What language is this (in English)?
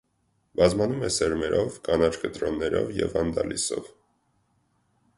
Armenian